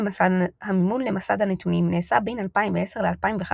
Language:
Hebrew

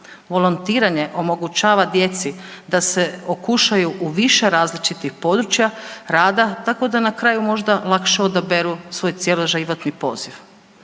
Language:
Croatian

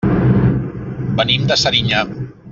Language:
Catalan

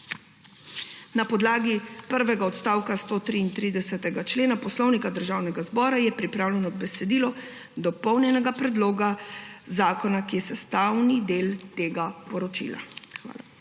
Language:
Slovenian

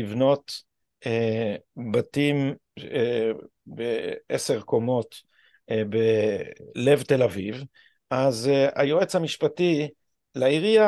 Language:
Hebrew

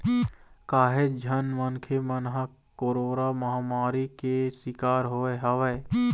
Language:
Chhattisgarhi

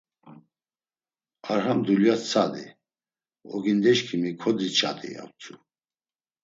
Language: Laz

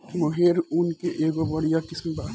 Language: Bhojpuri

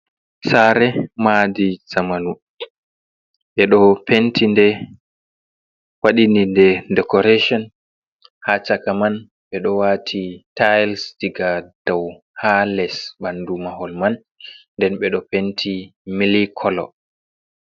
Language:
Fula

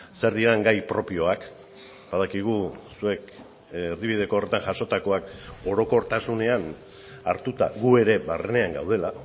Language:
Basque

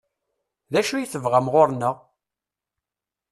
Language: Kabyle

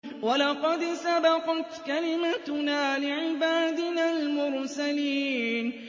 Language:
Arabic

